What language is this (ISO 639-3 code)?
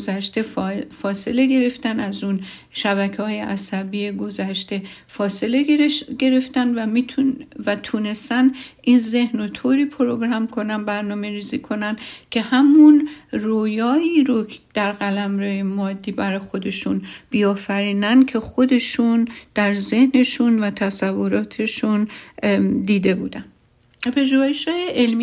fas